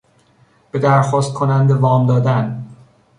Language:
Persian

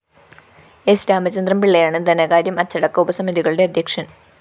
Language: Malayalam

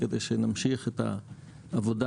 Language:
Hebrew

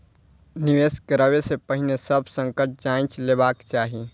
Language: Maithili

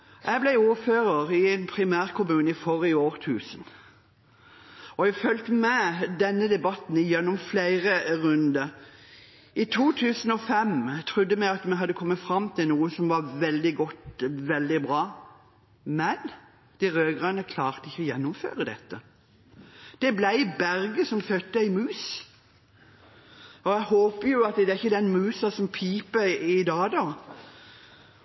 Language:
Norwegian Bokmål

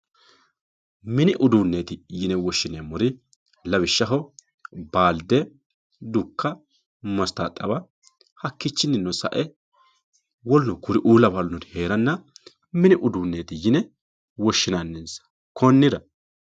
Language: Sidamo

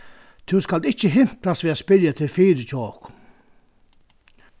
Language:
Faroese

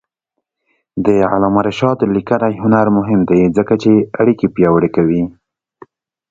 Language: Pashto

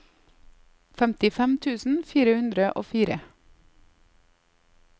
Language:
Norwegian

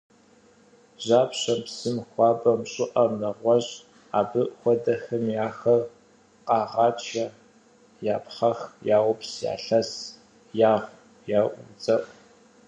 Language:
Kabardian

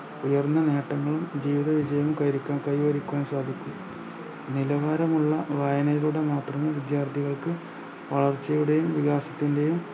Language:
Malayalam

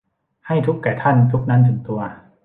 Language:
Thai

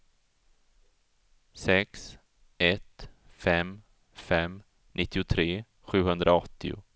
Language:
Swedish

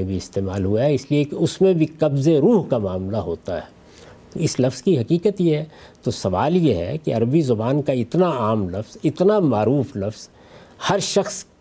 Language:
Urdu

